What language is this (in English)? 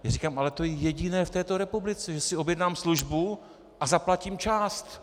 Czech